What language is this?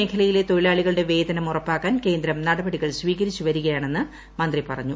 Malayalam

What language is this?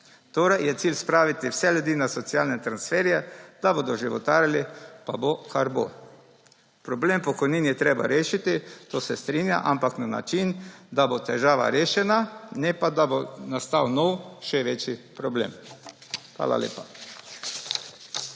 Slovenian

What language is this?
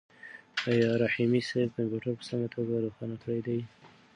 Pashto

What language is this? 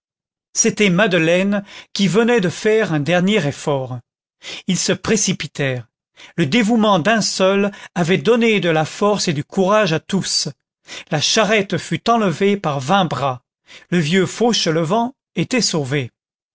French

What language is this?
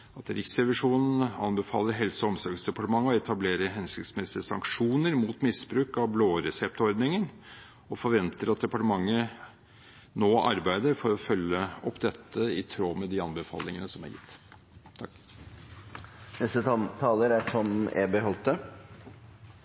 Norwegian Bokmål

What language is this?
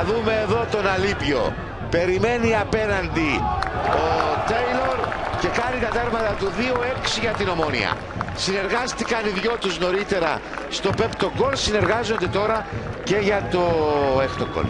Greek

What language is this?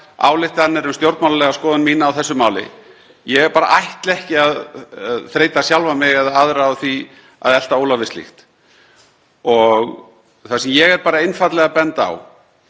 Icelandic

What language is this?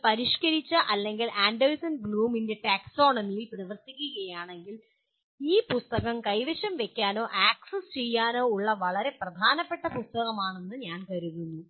Malayalam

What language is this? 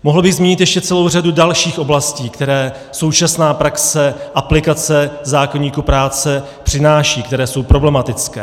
Czech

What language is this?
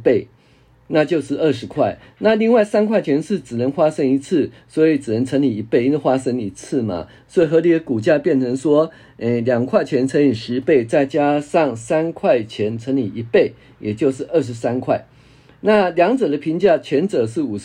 Chinese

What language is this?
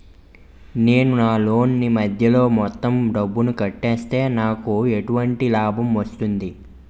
Telugu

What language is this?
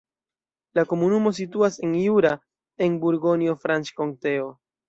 Esperanto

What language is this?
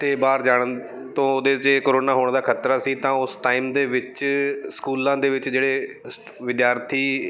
Punjabi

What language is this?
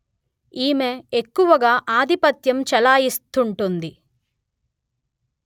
Telugu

